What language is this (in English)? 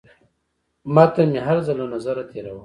Pashto